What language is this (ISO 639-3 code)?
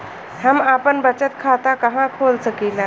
bho